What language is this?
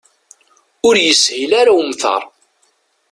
Kabyle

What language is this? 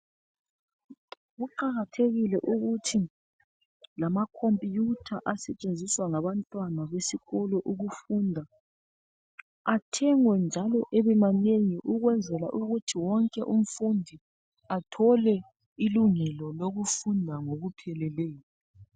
North Ndebele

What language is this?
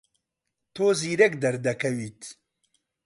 Central Kurdish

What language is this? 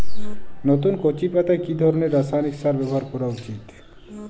Bangla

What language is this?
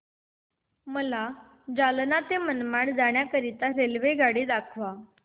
Marathi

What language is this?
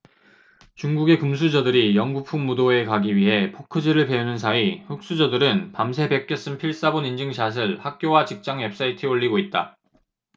Korean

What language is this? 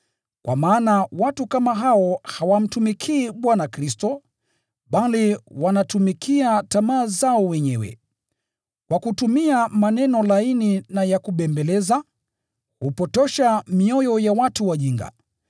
Swahili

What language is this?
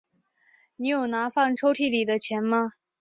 Chinese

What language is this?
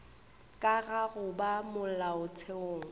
Northern Sotho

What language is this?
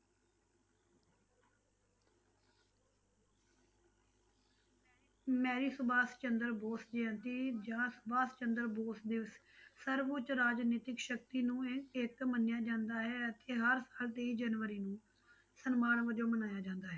Punjabi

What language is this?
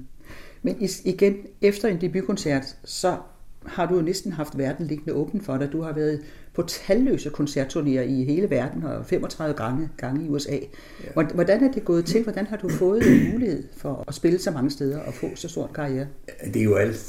Danish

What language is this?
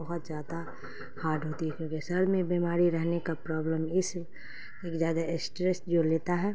Urdu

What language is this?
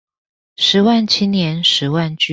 Chinese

